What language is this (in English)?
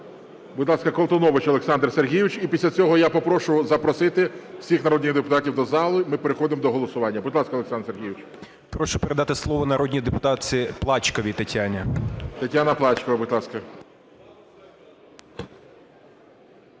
Ukrainian